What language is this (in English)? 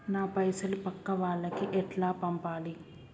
Telugu